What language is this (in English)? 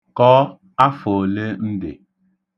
Igbo